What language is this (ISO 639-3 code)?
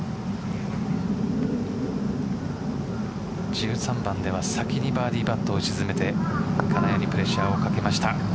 jpn